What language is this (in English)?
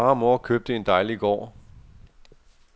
Danish